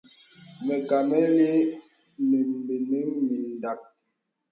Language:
Bebele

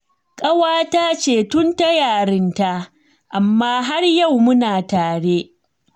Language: Hausa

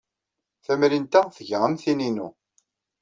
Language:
Kabyle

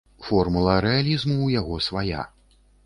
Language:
Belarusian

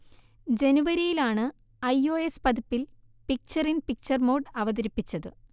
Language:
Malayalam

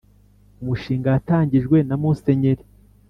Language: Kinyarwanda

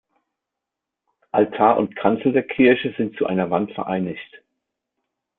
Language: German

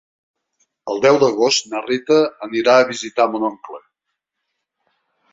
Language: Catalan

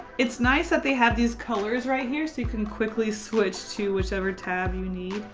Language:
English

